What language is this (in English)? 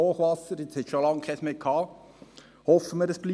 Swiss German